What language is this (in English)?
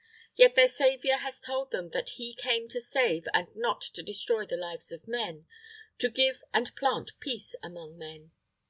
English